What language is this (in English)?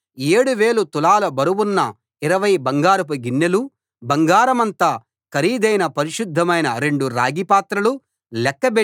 Telugu